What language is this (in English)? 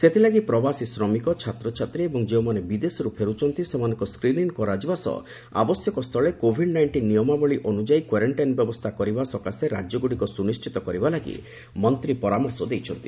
Odia